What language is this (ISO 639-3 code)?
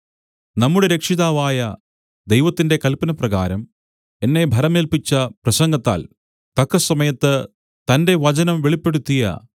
mal